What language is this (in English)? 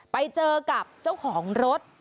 Thai